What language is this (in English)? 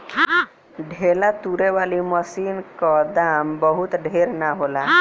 Bhojpuri